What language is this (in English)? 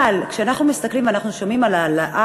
Hebrew